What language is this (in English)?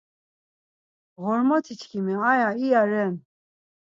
Laz